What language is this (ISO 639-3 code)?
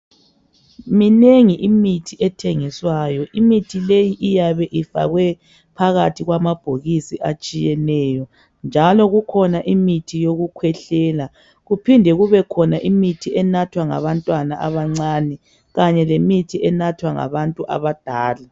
nde